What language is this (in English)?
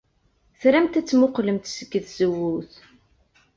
Kabyle